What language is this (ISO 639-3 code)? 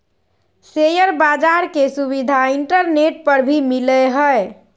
mag